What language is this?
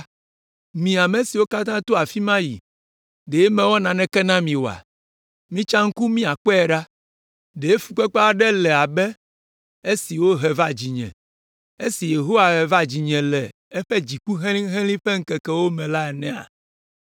Ewe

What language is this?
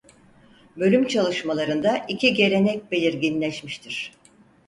Turkish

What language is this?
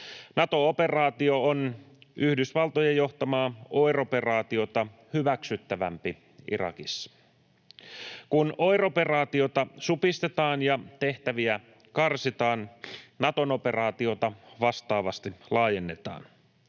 Finnish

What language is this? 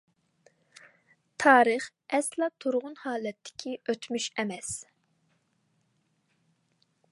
Uyghur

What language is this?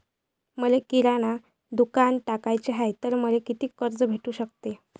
Marathi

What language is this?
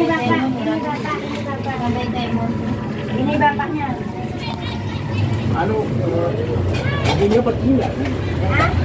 Indonesian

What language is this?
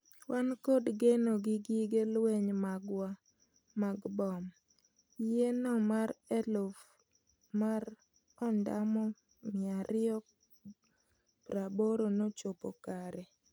Luo (Kenya and Tanzania)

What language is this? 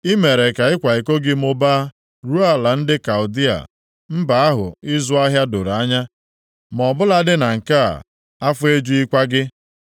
Igbo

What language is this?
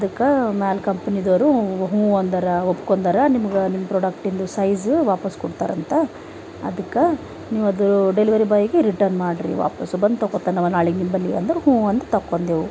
Kannada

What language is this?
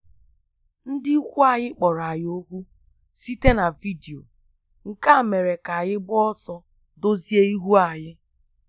Igbo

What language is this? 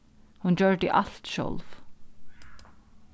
Faroese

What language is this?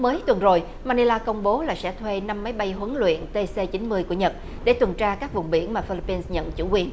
Vietnamese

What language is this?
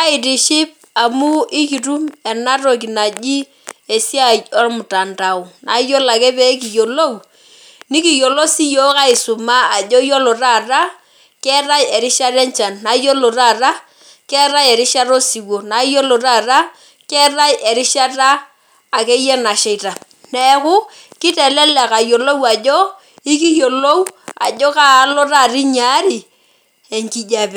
Masai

